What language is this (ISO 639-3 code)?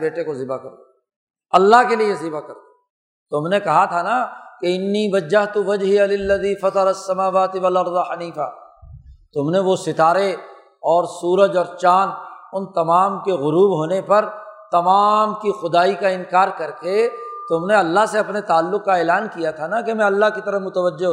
urd